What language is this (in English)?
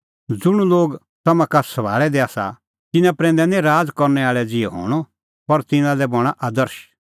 Kullu Pahari